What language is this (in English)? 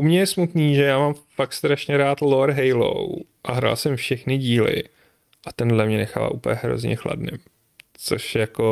Czech